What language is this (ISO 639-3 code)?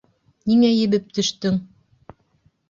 bak